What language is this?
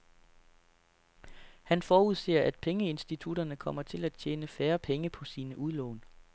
Danish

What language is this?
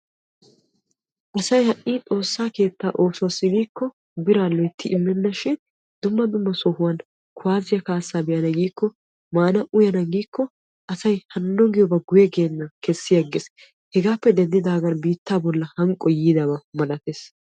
Wolaytta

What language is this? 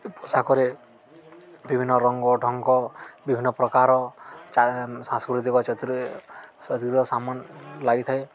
Odia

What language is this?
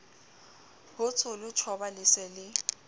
Southern Sotho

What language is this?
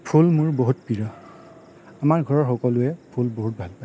Assamese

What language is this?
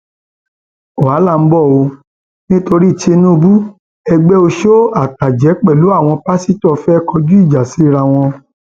Yoruba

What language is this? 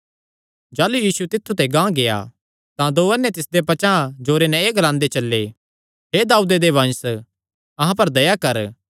Kangri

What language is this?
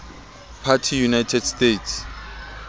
Southern Sotho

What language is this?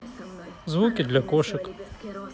Russian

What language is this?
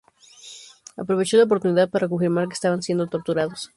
Spanish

